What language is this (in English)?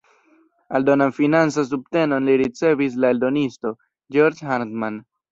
Esperanto